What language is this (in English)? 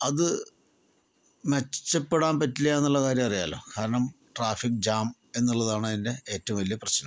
Malayalam